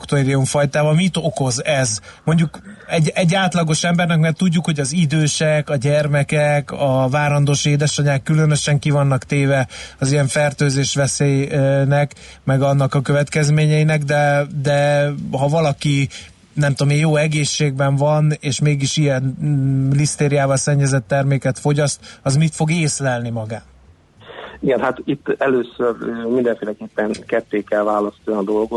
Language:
Hungarian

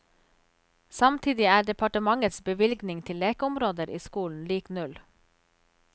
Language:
Norwegian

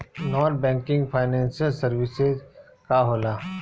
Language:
Bhojpuri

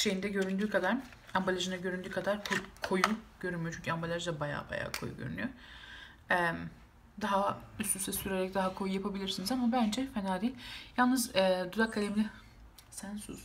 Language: Turkish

